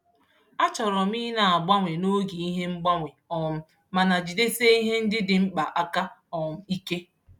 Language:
Igbo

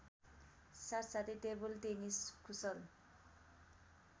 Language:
Nepali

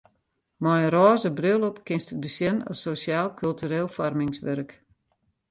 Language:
Western Frisian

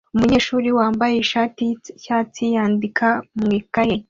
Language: Kinyarwanda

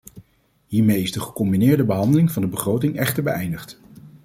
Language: Dutch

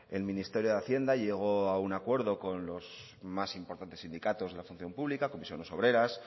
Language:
Spanish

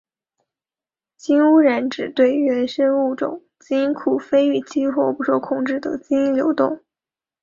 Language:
Chinese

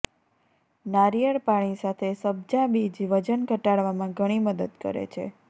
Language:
Gujarati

